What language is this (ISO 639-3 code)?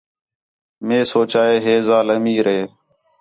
xhe